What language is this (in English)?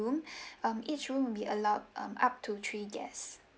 English